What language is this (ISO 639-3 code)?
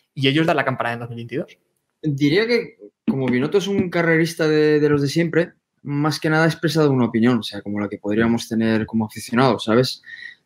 spa